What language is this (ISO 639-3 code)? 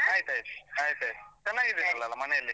kan